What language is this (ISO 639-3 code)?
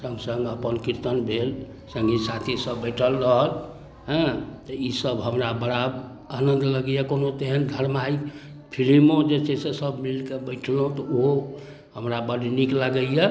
mai